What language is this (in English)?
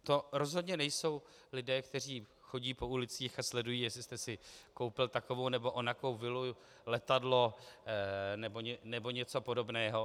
Czech